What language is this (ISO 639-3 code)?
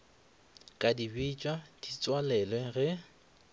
nso